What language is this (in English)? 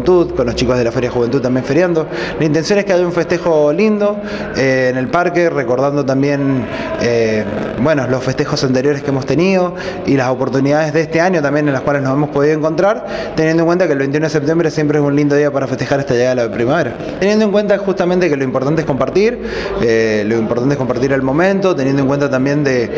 Spanish